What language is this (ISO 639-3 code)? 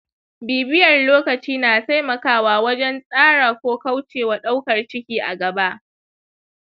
hau